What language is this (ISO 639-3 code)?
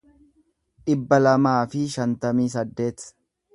orm